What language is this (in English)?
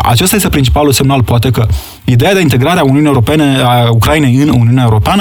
Romanian